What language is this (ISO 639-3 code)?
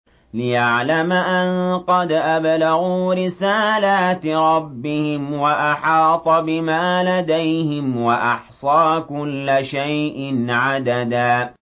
ara